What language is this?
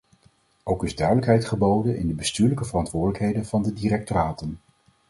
Dutch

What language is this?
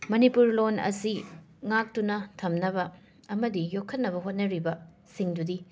Manipuri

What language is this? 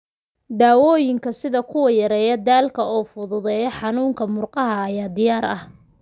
Somali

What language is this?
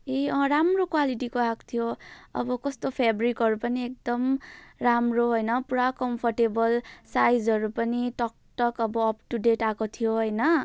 Nepali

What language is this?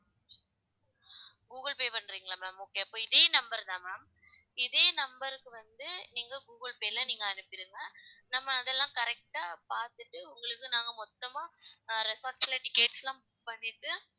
Tamil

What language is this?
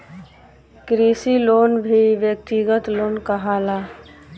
Bhojpuri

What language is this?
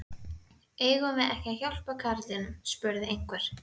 Icelandic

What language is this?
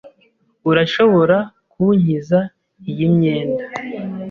Kinyarwanda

